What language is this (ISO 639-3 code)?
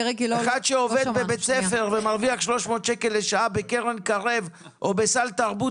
heb